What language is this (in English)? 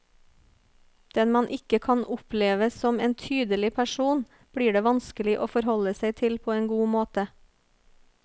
Norwegian